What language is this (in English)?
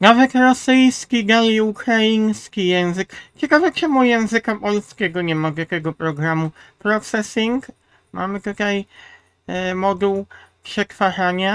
Polish